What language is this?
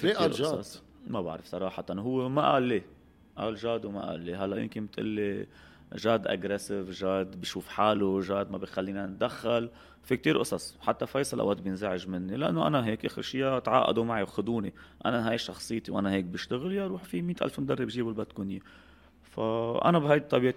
Arabic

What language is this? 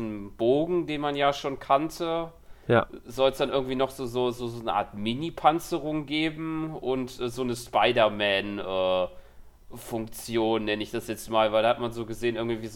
German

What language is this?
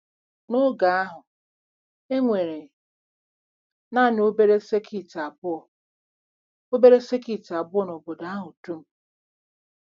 Igbo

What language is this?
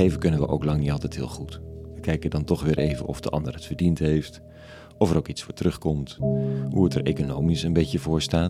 Dutch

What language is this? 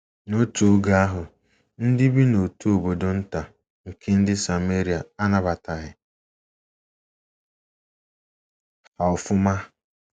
Igbo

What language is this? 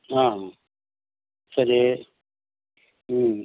Tamil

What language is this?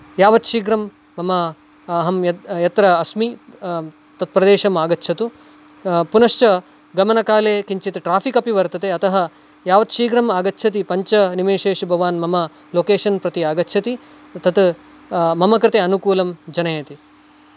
Sanskrit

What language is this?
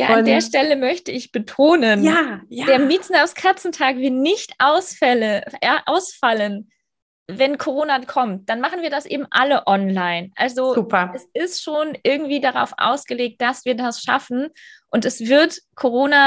German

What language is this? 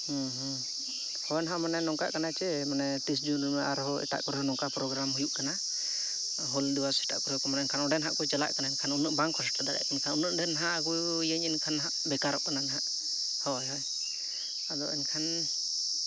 Santali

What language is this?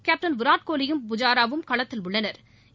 Tamil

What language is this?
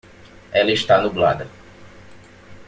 Portuguese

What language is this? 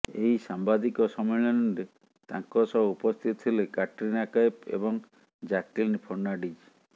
Odia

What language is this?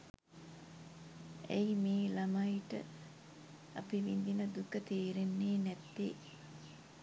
Sinhala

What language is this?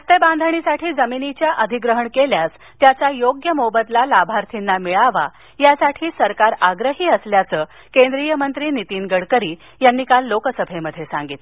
Marathi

